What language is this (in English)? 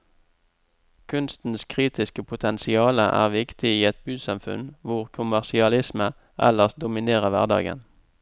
Norwegian